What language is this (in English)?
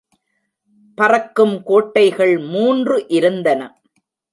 Tamil